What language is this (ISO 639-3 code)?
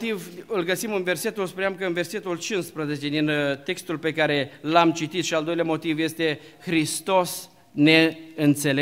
ron